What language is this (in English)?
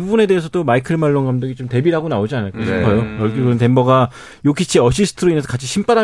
Korean